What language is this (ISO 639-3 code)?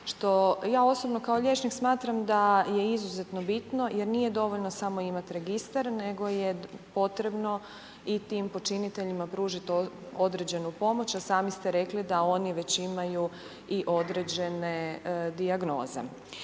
hrv